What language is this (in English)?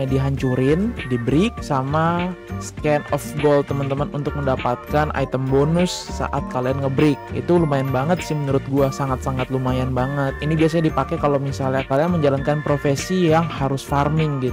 Indonesian